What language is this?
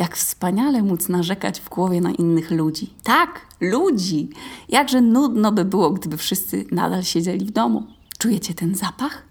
Polish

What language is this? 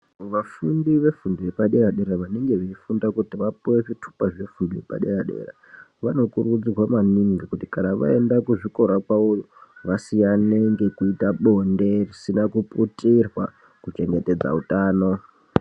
Ndau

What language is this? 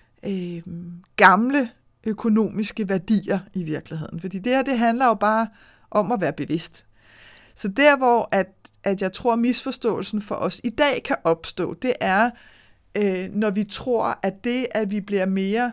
Danish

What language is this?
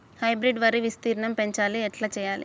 Telugu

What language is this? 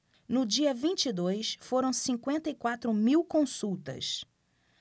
Portuguese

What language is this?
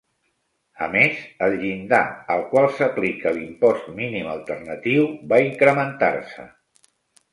Catalan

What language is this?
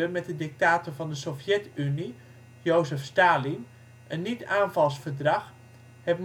Dutch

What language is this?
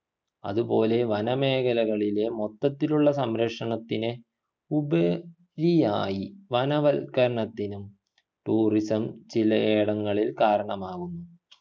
Malayalam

